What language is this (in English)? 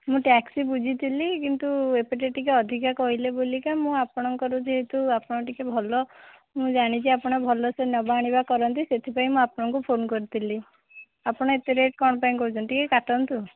Odia